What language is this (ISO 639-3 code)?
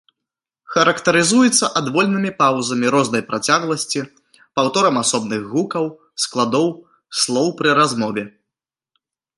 bel